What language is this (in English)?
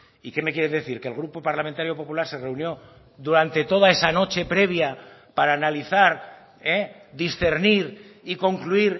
Spanish